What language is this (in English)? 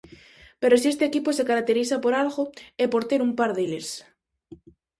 Galician